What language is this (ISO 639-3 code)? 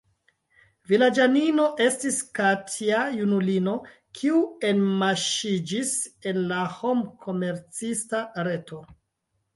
epo